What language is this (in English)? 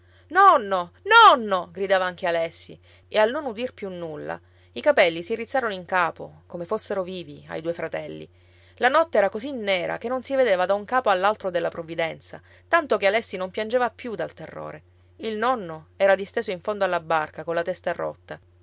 Italian